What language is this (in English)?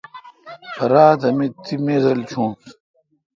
Kalkoti